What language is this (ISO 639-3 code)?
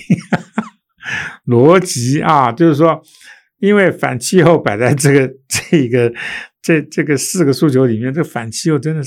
zho